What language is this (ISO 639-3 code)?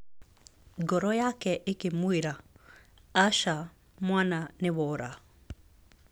kik